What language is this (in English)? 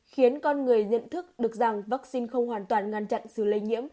Vietnamese